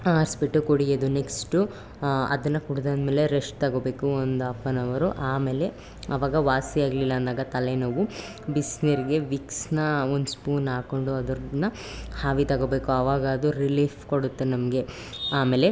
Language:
Kannada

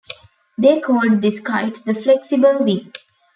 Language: English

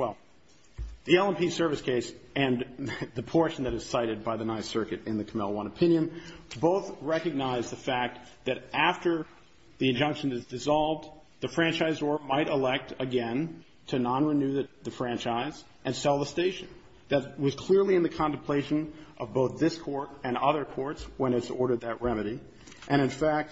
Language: English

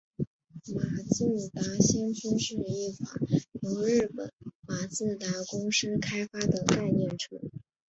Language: Chinese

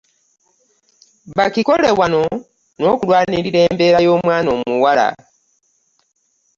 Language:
Ganda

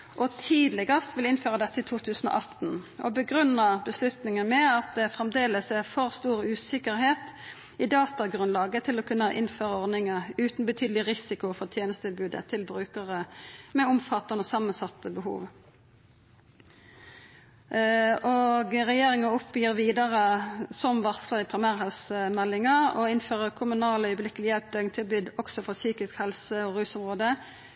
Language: Norwegian Nynorsk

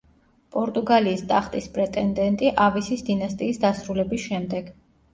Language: Georgian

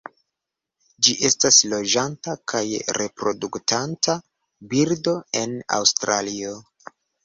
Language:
Esperanto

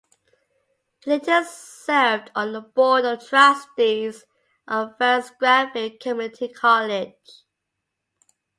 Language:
English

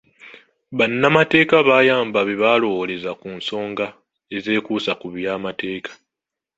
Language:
Ganda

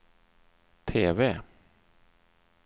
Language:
Swedish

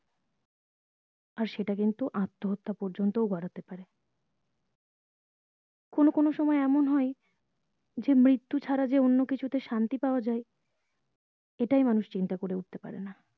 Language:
Bangla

